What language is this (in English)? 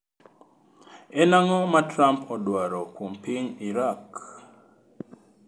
Luo (Kenya and Tanzania)